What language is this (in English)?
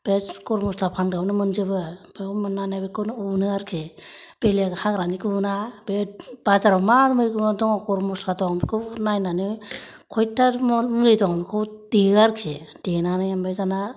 Bodo